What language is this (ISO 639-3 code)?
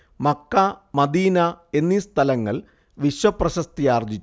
mal